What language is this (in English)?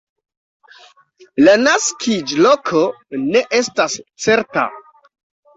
Esperanto